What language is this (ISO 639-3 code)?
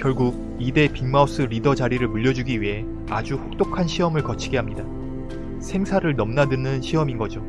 kor